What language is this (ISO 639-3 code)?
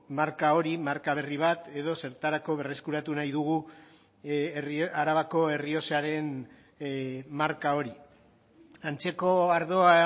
eus